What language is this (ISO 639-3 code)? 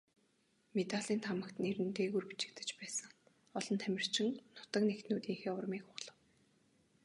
mon